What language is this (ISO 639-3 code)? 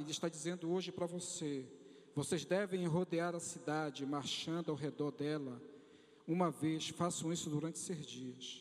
por